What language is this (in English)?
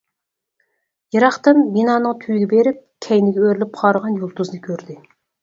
Uyghur